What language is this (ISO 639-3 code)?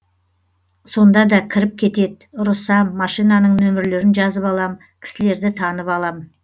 kaz